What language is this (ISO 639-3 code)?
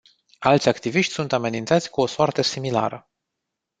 ron